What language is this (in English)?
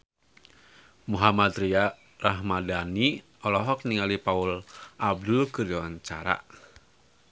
Sundanese